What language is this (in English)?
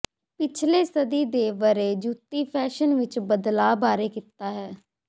Punjabi